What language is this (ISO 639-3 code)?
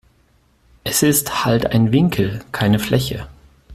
deu